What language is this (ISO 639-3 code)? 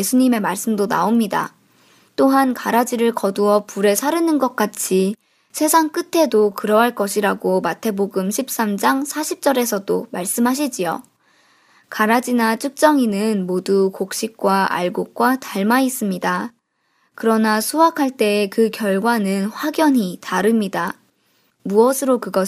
kor